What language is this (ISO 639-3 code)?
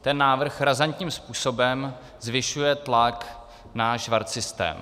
ces